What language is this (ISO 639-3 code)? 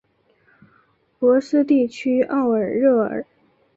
zho